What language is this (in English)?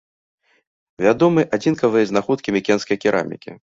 Belarusian